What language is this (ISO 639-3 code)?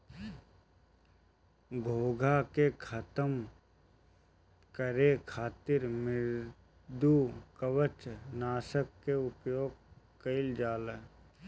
bho